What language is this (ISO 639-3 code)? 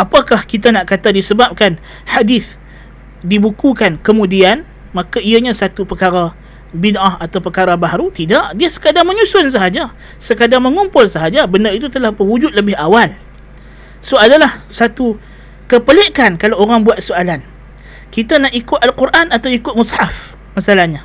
msa